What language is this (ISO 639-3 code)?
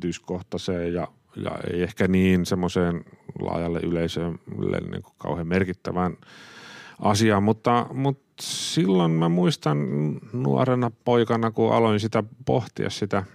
fin